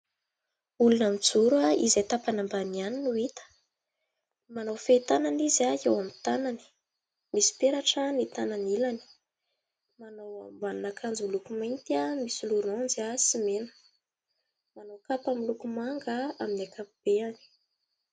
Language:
Malagasy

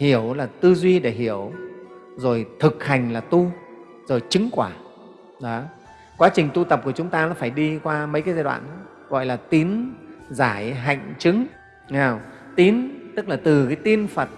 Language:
Vietnamese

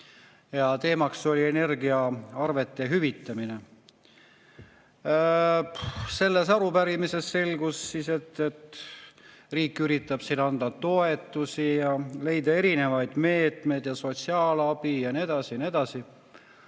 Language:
Estonian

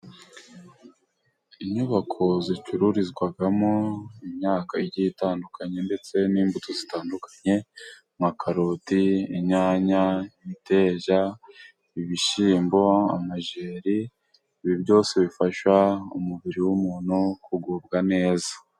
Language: Kinyarwanda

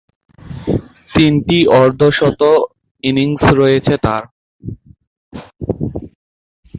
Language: Bangla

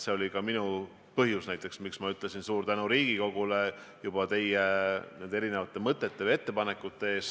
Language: Estonian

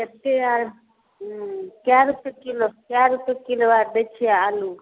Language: Maithili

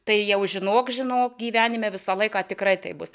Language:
Lithuanian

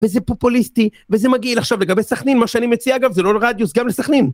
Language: Hebrew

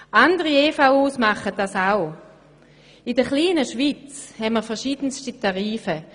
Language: Swiss German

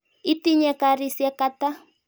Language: Kalenjin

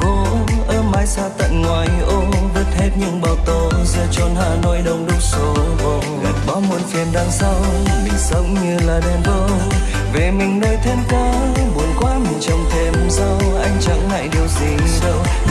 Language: Vietnamese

